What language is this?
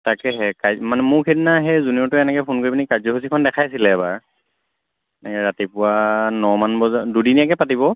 Assamese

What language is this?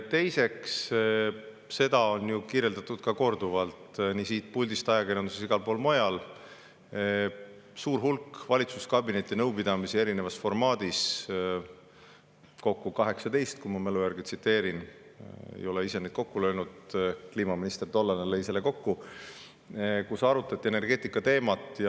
Estonian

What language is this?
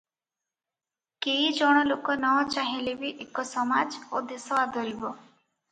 Odia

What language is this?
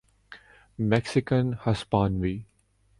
Urdu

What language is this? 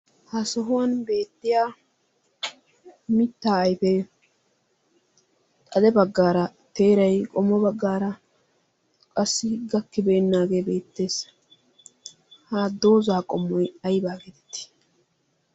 Wolaytta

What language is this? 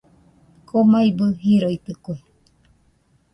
Nüpode Huitoto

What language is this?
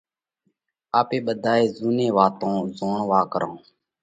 Parkari Koli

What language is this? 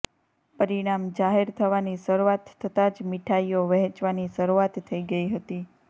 Gujarati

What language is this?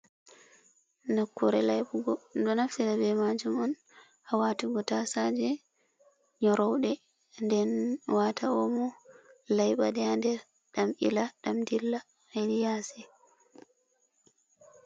Fula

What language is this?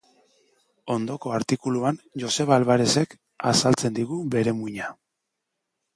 Basque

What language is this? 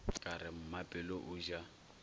Northern Sotho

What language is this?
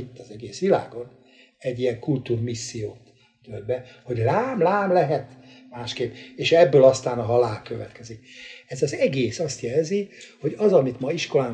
Hungarian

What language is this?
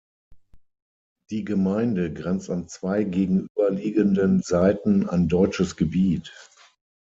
German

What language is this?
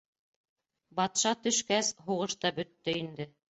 Bashkir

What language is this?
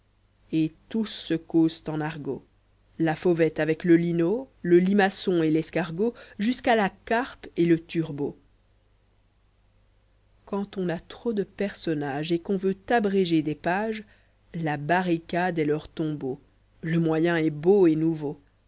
French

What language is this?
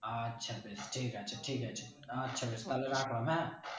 Bangla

